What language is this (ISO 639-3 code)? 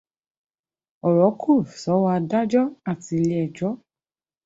yor